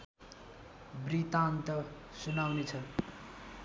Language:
Nepali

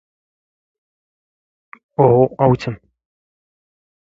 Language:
Standard Moroccan Tamazight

